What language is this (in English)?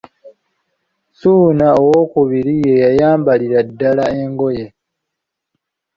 Ganda